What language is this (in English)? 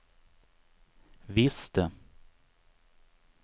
Swedish